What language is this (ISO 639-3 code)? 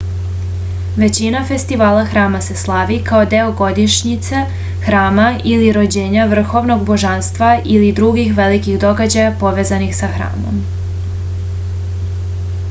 srp